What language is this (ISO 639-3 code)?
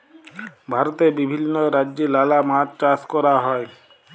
ben